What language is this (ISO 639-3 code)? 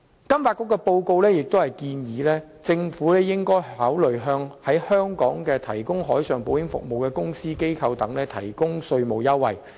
yue